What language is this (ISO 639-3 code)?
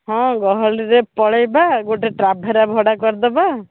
ori